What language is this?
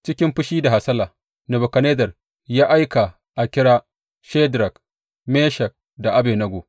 Hausa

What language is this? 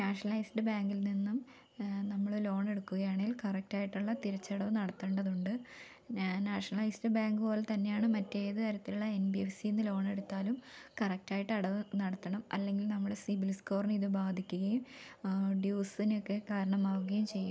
Malayalam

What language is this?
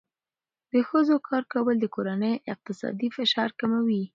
Pashto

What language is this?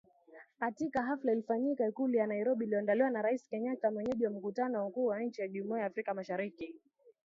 Swahili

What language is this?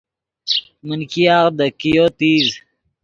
Yidgha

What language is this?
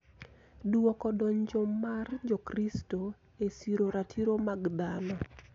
Luo (Kenya and Tanzania)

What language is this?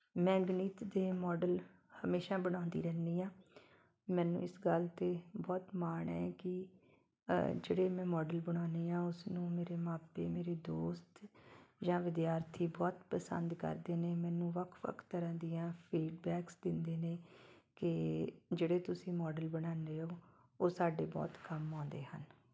Punjabi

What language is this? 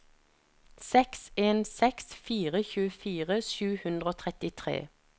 Norwegian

